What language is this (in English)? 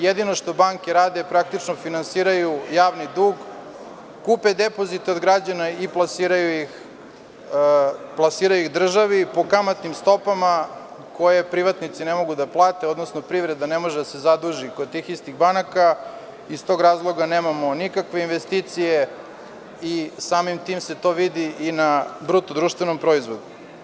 Serbian